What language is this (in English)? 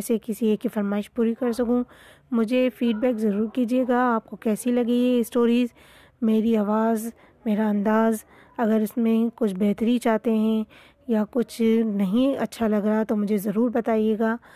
Urdu